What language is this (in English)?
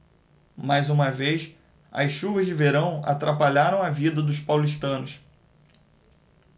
Portuguese